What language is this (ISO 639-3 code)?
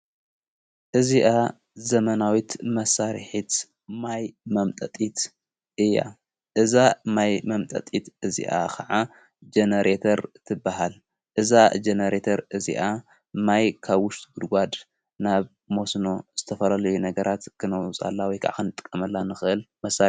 tir